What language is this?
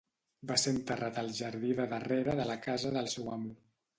Catalan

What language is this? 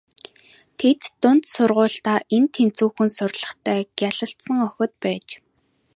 Mongolian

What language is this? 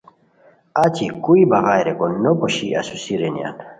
Khowar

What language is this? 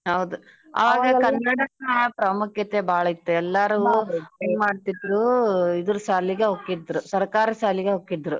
Kannada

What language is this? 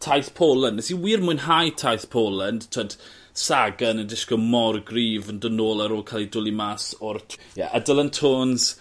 Welsh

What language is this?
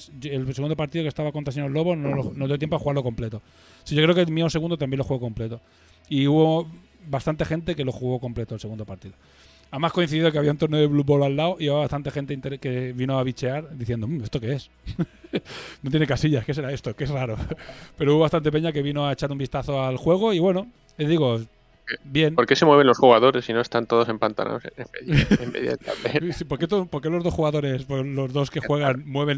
Spanish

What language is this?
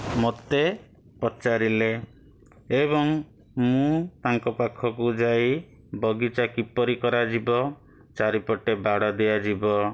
Odia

